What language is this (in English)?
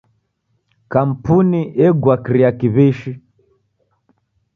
Taita